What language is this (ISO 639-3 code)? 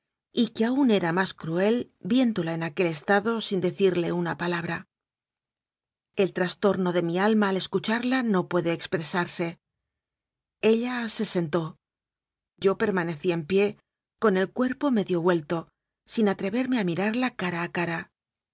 spa